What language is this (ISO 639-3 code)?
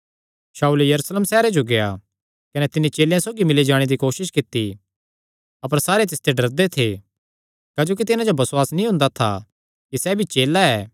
xnr